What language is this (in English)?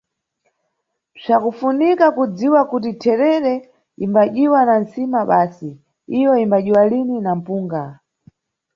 Nyungwe